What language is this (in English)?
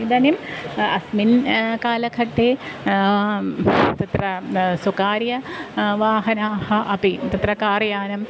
Sanskrit